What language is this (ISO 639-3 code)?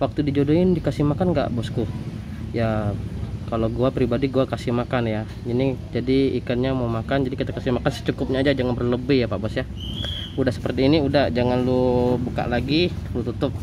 ind